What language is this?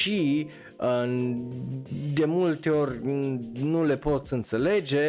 Romanian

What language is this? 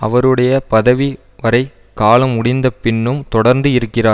Tamil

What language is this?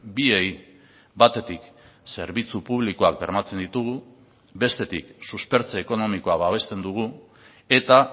Basque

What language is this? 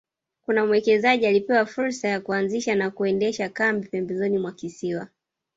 Swahili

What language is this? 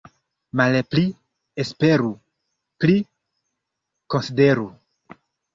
Esperanto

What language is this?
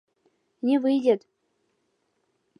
Mari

